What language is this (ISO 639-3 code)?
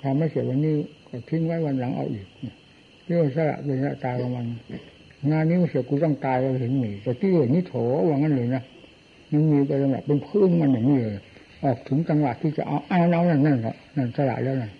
tha